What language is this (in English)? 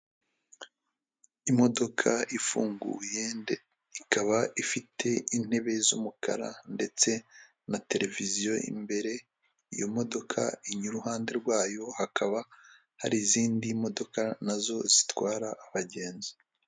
Kinyarwanda